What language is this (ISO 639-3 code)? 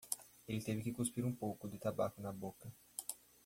por